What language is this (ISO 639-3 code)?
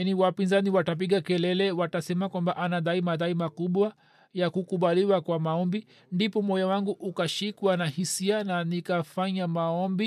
swa